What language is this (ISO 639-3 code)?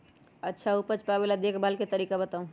mag